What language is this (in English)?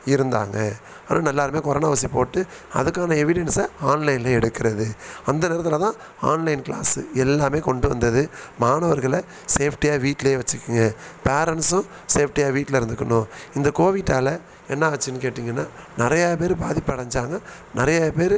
Tamil